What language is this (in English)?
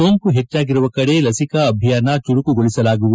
Kannada